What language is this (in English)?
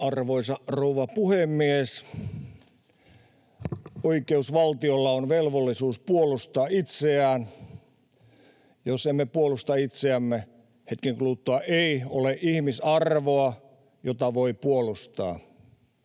Finnish